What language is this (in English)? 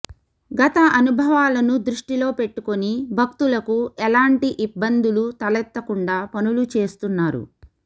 Telugu